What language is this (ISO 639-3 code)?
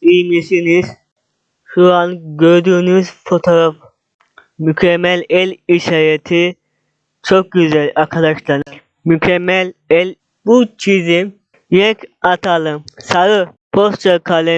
tur